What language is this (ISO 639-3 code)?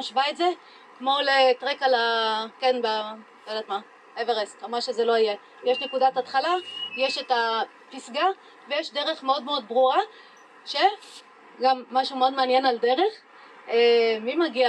heb